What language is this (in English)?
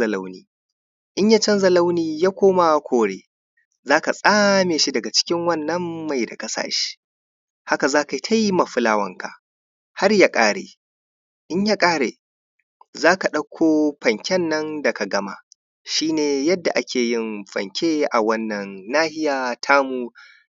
Hausa